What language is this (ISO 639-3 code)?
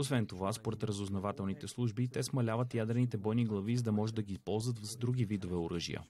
bul